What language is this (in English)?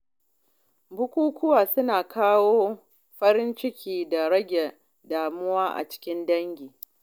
Hausa